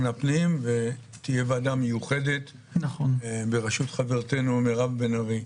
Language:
Hebrew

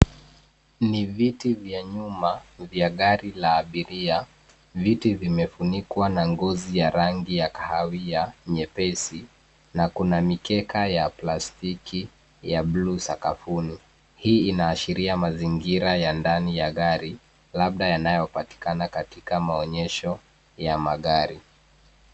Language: Swahili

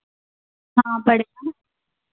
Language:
Hindi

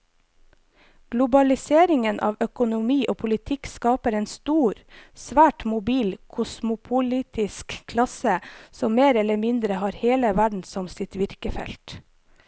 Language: Norwegian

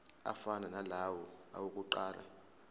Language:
Zulu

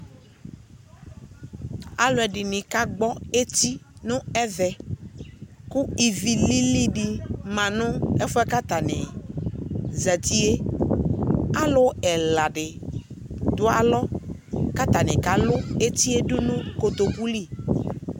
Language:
Ikposo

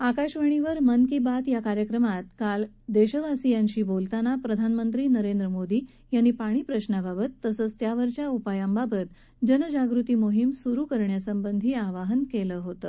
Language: Marathi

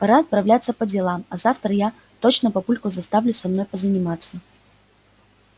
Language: Russian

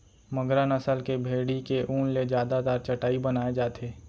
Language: Chhattisgarhi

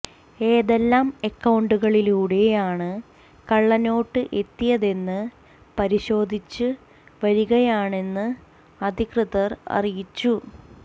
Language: Malayalam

